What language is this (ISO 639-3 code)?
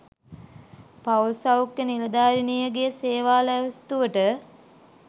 sin